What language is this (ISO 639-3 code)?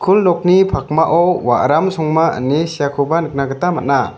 grt